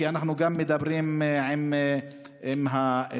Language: Hebrew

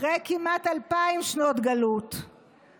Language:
Hebrew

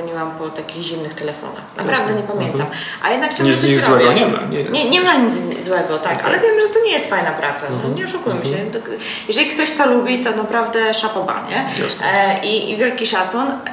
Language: Polish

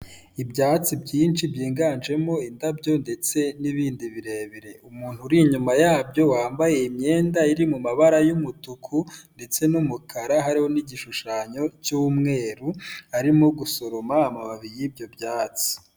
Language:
Kinyarwanda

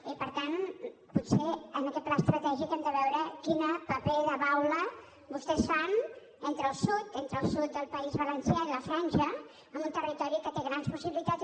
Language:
Catalan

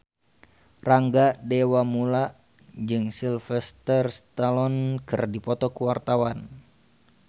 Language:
Sundanese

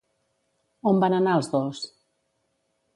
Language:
Catalan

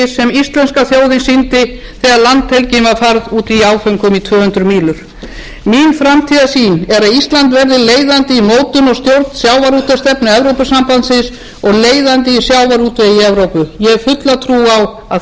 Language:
Icelandic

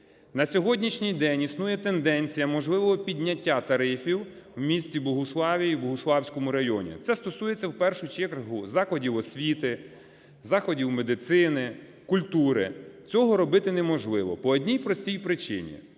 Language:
Ukrainian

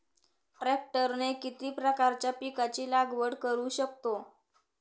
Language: Marathi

